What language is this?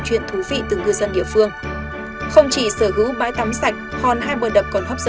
Vietnamese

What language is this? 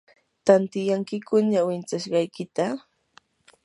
Yanahuanca Pasco Quechua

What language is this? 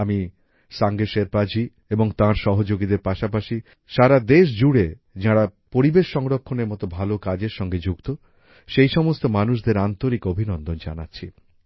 Bangla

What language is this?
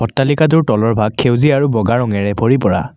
Assamese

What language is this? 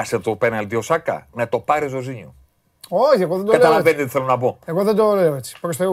Greek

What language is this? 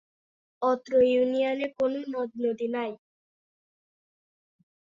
Bangla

